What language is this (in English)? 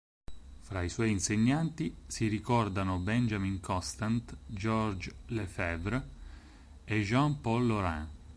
Italian